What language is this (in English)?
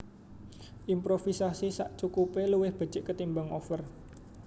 Javanese